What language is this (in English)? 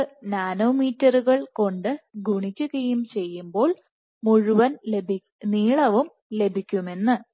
Malayalam